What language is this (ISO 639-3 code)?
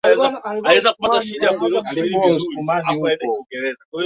swa